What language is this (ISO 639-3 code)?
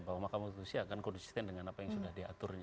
ind